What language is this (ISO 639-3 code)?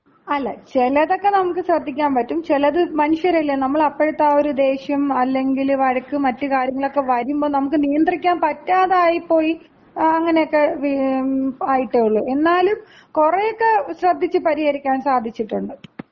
mal